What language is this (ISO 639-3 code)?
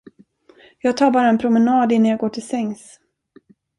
swe